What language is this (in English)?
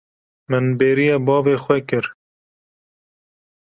Kurdish